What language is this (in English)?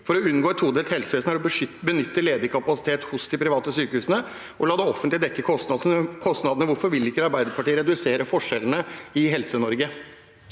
Norwegian